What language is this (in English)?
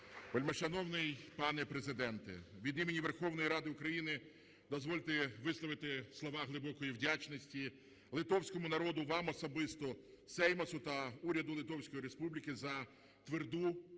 Ukrainian